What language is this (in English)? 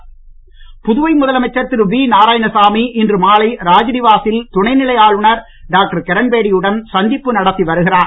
Tamil